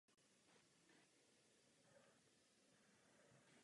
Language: Czech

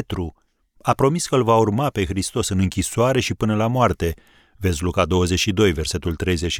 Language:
Romanian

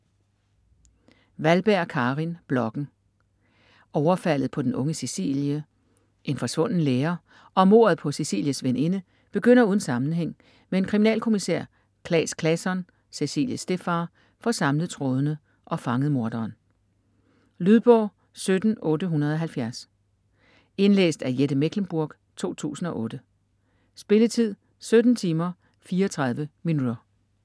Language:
Danish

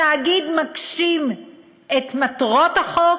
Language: Hebrew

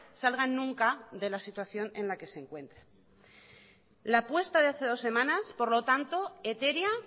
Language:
Spanish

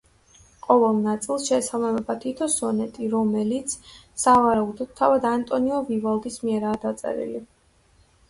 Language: Georgian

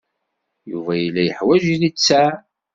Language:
Kabyle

